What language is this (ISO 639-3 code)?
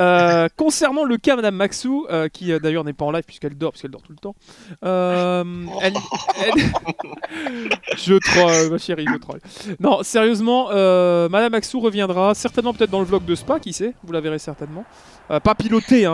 fra